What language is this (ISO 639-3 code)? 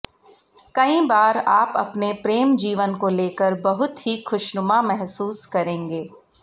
hin